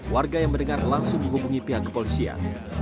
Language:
Indonesian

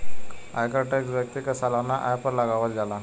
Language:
Bhojpuri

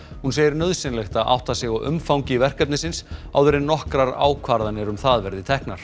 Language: Icelandic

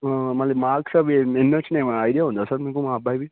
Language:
Telugu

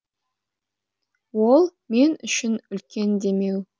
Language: Kazakh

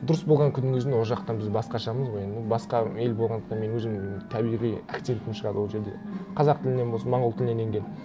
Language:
Kazakh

